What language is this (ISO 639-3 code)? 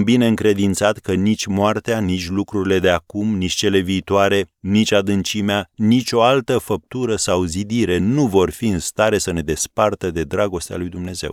ron